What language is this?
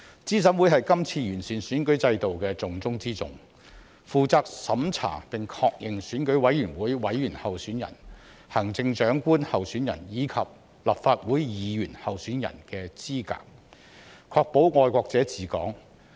Cantonese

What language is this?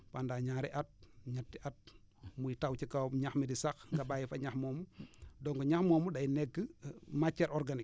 Wolof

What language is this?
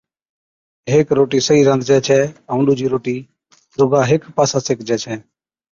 Od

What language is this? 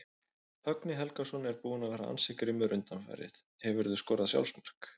Icelandic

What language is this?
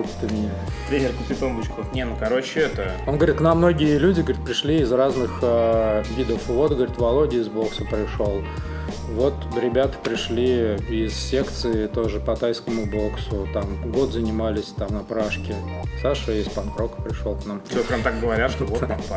Russian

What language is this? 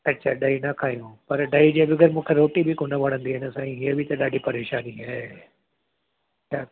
Sindhi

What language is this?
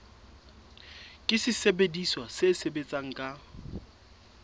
Southern Sotho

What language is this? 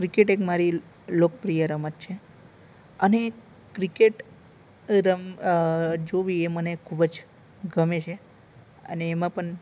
Gujarati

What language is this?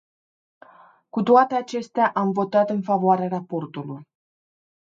Romanian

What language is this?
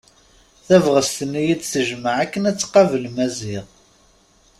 Kabyle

